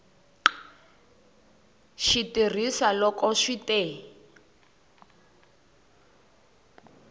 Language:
Tsonga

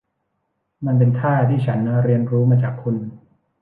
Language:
Thai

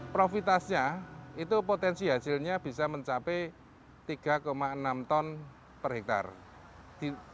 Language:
Indonesian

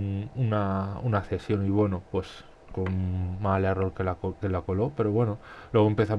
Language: Spanish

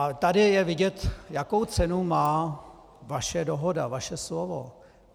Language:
Czech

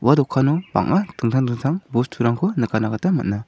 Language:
Garo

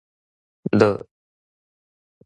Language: Min Nan Chinese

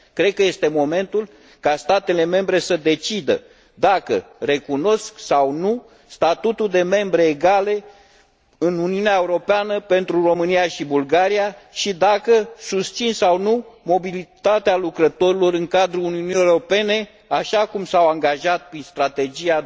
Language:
Romanian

